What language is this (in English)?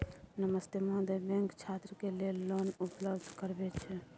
Maithili